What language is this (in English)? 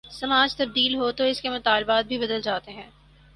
Urdu